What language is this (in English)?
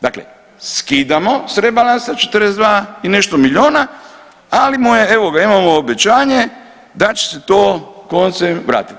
Croatian